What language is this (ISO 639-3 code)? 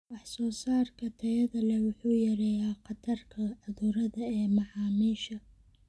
som